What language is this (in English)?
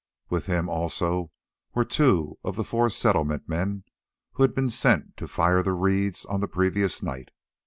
English